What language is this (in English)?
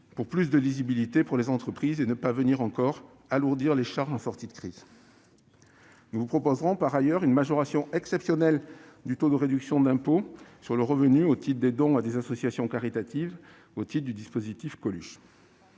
French